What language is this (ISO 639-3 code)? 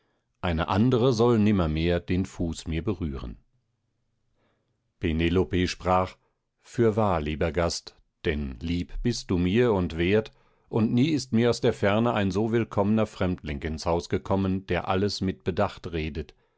deu